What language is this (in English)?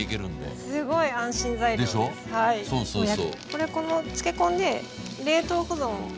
Japanese